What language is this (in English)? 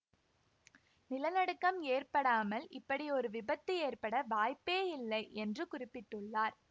Tamil